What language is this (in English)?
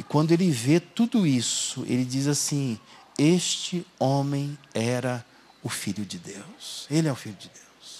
Portuguese